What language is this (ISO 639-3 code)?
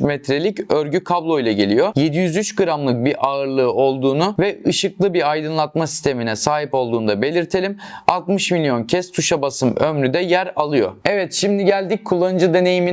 tur